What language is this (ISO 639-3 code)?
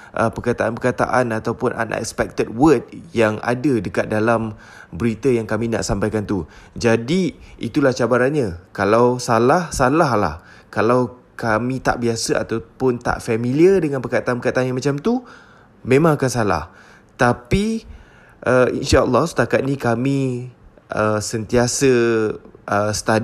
msa